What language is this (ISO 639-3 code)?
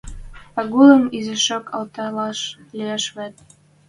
mrj